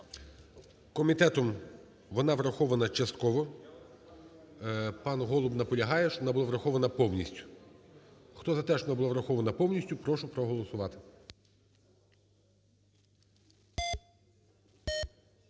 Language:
Ukrainian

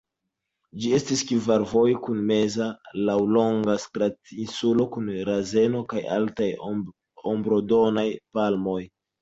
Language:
Esperanto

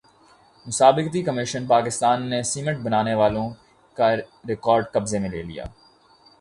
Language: Urdu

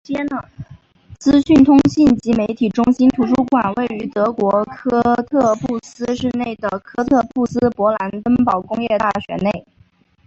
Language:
Chinese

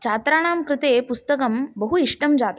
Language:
Sanskrit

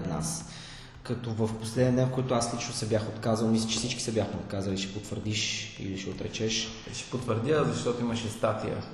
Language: Bulgarian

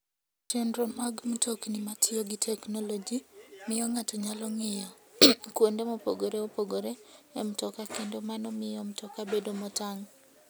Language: Luo (Kenya and Tanzania)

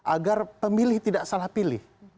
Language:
Indonesian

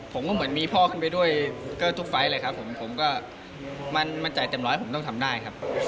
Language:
Thai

